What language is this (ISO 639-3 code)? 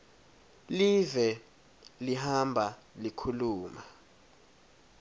ssw